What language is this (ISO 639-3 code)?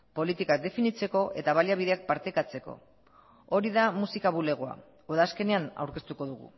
eus